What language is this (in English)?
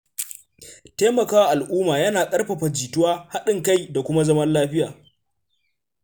Hausa